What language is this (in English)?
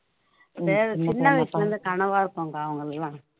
Tamil